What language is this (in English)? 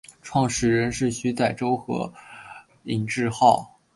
Chinese